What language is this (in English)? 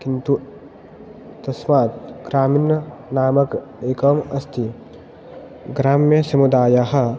Sanskrit